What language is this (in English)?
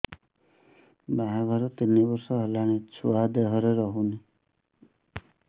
Odia